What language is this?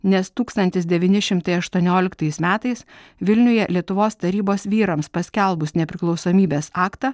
Lithuanian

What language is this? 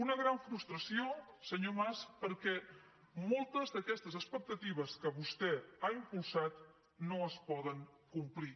Catalan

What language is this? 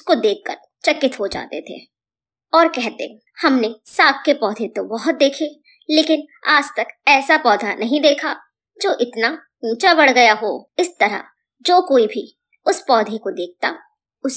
Hindi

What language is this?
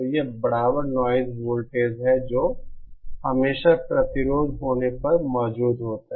Hindi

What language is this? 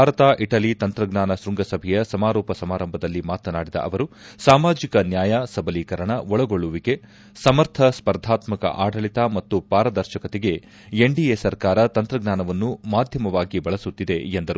Kannada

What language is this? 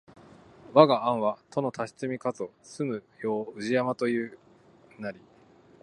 Japanese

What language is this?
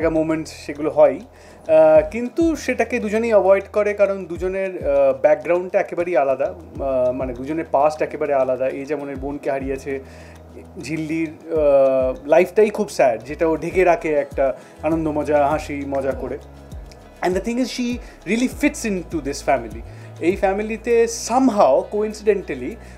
Bangla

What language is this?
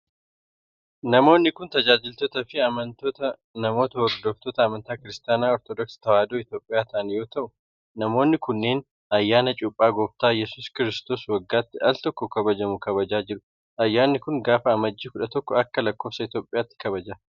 Oromo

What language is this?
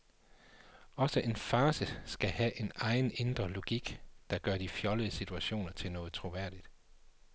Danish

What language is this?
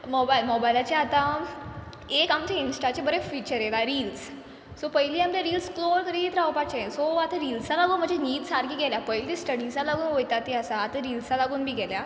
Konkani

